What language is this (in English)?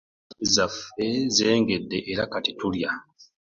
Ganda